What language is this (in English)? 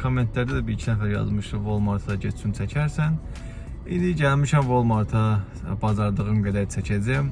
Turkish